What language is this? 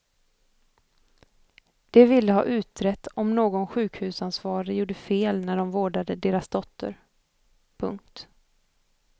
Swedish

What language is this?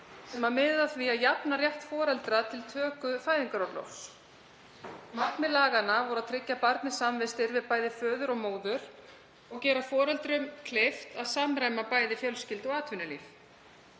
Icelandic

